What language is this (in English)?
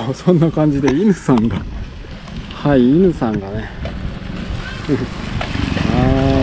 Japanese